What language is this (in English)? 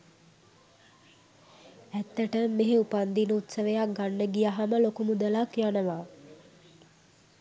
Sinhala